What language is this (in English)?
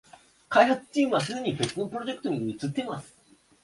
Japanese